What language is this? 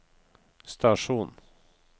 Norwegian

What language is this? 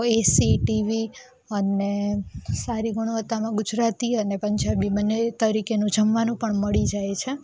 Gujarati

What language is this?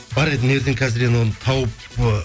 Kazakh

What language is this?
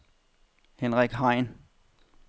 Danish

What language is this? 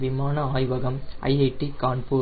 Tamil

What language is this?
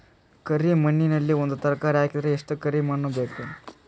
Kannada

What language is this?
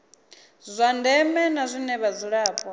Venda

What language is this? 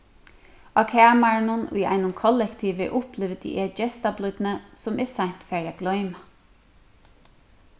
Faroese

